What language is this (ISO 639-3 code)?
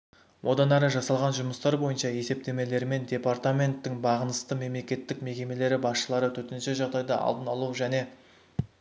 kaz